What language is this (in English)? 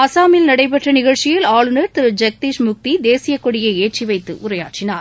Tamil